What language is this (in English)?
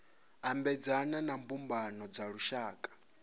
Venda